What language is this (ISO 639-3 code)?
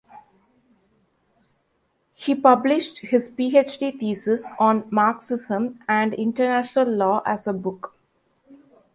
eng